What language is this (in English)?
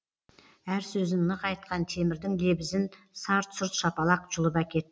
Kazakh